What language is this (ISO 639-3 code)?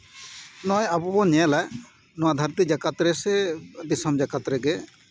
sat